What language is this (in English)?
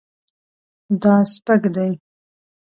Pashto